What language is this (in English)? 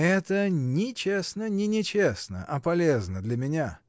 Russian